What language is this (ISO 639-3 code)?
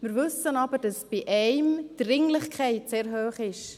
gsw